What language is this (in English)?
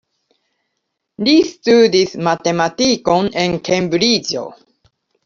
Esperanto